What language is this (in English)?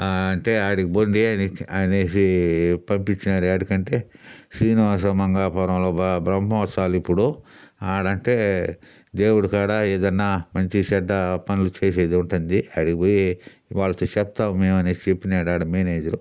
Telugu